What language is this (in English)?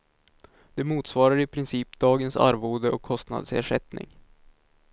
Swedish